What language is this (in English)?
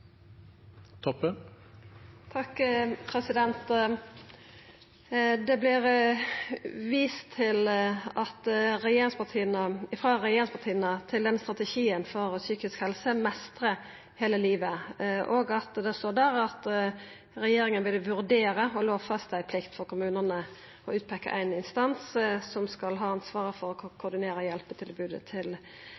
Norwegian Nynorsk